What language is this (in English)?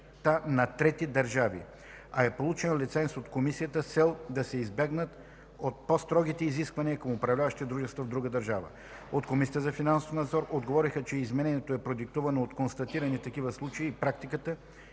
Bulgarian